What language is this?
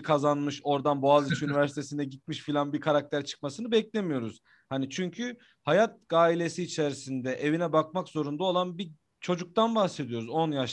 Turkish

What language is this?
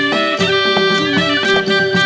Thai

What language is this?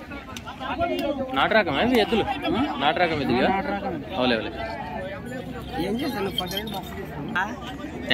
Romanian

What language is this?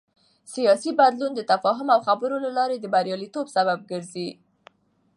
Pashto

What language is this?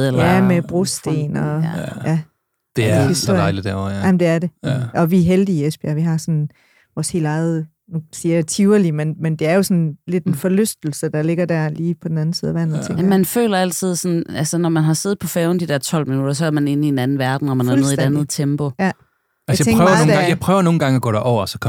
Danish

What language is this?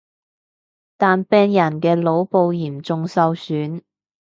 Cantonese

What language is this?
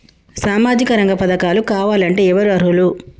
Telugu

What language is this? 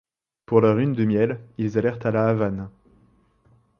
French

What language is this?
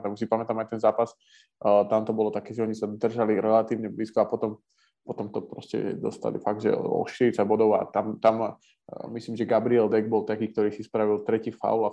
Slovak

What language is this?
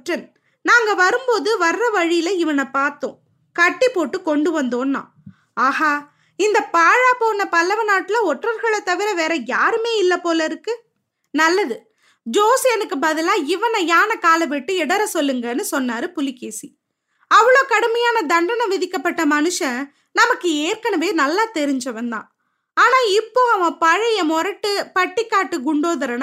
Tamil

